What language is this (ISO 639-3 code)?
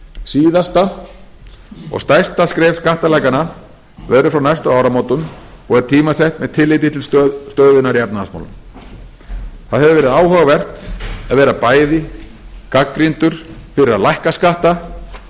isl